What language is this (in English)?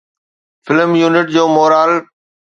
Sindhi